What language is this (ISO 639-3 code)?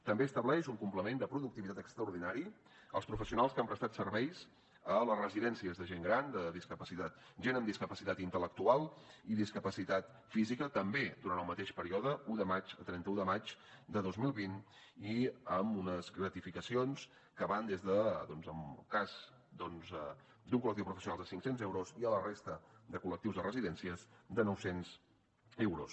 cat